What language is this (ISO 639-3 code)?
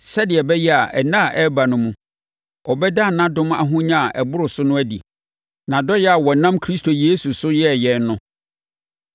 aka